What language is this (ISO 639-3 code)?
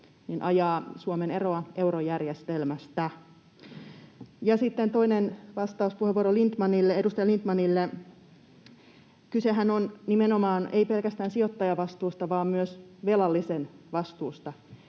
fin